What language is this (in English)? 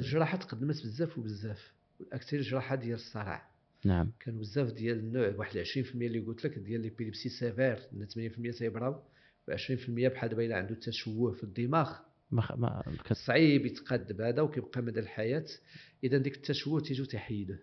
Arabic